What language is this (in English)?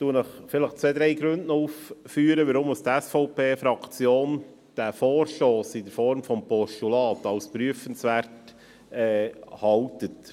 Swiss German